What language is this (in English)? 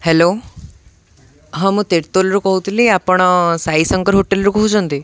Odia